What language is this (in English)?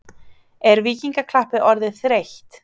Icelandic